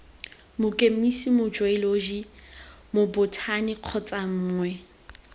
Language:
Tswana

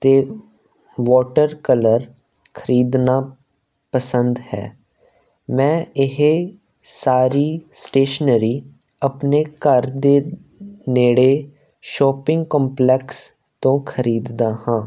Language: Punjabi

